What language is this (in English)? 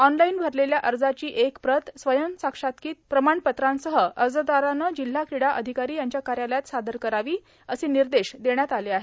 Marathi